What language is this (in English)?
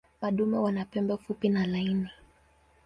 Swahili